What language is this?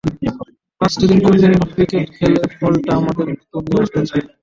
Bangla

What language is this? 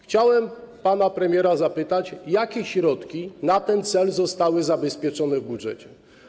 Polish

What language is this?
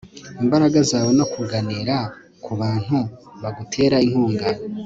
Kinyarwanda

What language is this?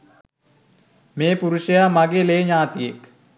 Sinhala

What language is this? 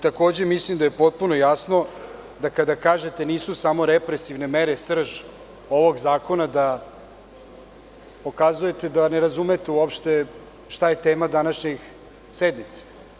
Serbian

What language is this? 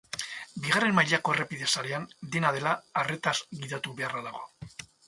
Basque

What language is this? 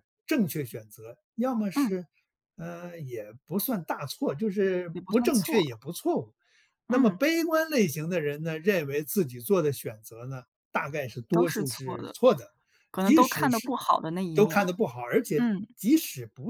Chinese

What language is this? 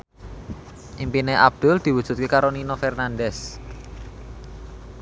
Javanese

